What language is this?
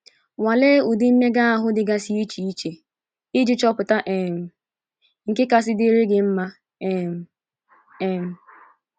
Igbo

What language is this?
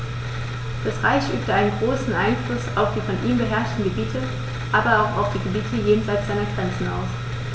German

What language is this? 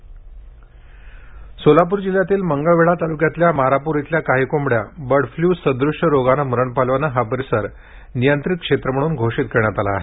Marathi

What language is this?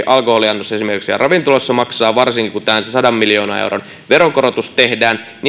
Finnish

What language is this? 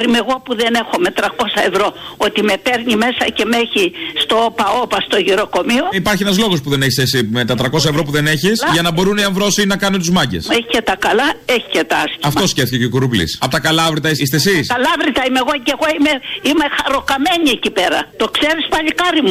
Greek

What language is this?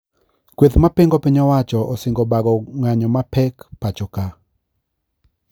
Luo (Kenya and Tanzania)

